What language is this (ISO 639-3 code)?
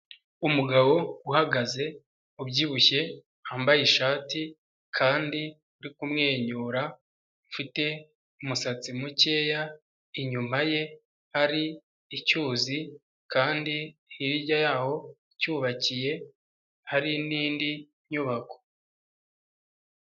kin